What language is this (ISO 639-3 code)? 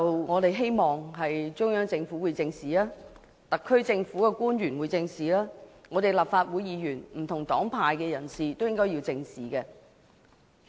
yue